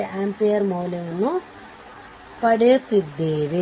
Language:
Kannada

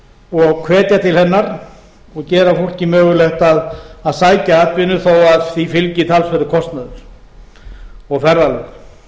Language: Icelandic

